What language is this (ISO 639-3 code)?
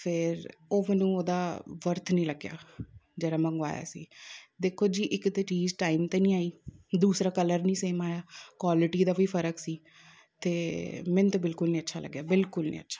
pan